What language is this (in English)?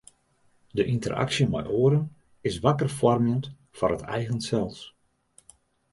Western Frisian